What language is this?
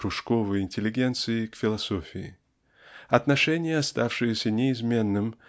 Russian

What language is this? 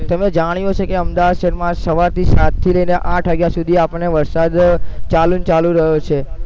Gujarati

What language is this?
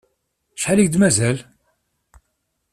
Kabyle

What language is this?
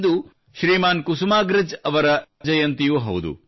Kannada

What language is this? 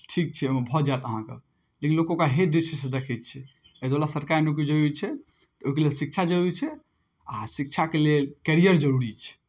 Maithili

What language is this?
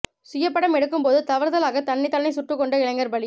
Tamil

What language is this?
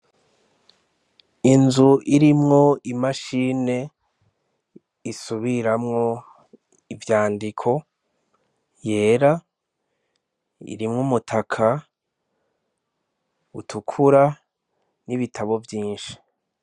Rundi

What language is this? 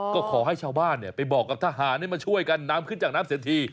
Thai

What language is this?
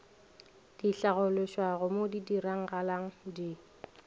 Northern Sotho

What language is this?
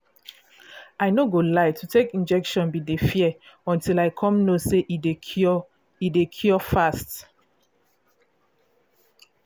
Nigerian Pidgin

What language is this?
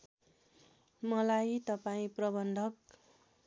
Nepali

